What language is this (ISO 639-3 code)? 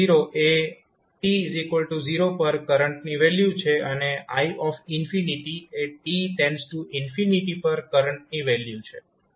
guj